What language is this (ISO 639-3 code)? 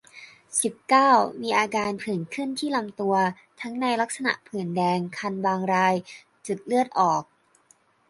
tha